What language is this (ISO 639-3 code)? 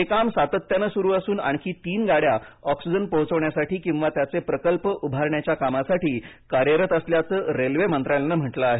mar